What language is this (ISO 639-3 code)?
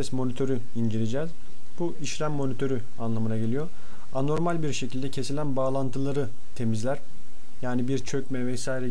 tur